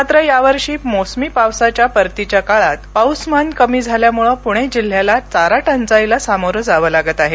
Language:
Marathi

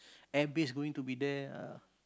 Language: English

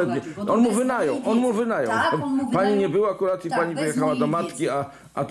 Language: Polish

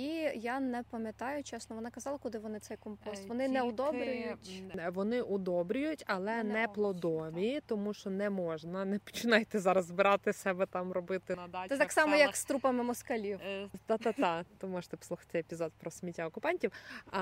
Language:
Ukrainian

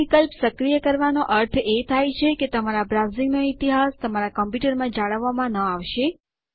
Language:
Gujarati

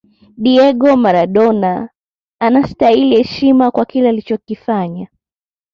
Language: Swahili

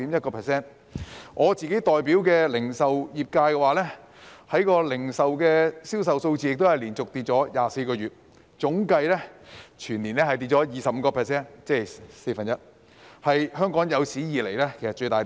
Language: Cantonese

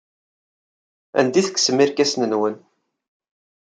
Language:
Kabyle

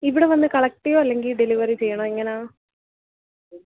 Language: Malayalam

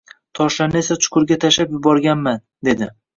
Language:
Uzbek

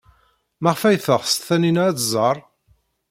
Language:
Kabyle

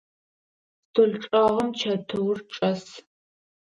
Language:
Adyghe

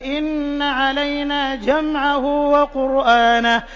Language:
Arabic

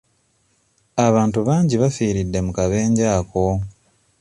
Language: Ganda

